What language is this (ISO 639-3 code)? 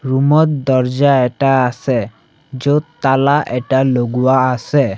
asm